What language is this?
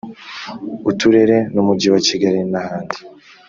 Kinyarwanda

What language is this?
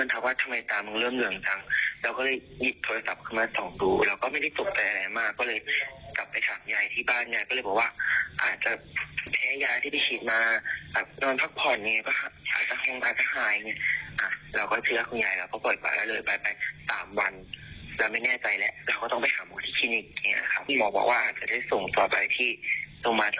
Thai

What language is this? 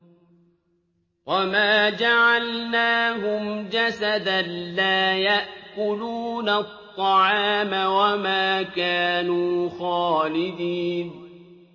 Arabic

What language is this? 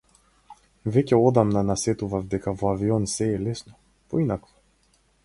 Macedonian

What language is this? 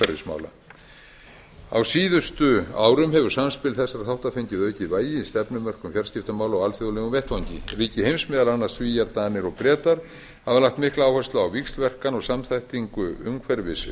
Icelandic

